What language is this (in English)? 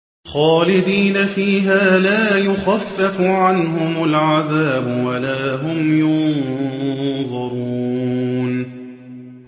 Arabic